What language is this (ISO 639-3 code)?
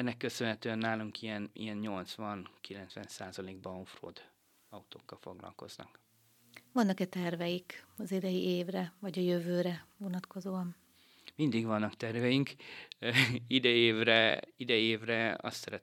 hun